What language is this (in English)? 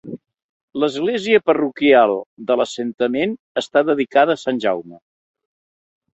Catalan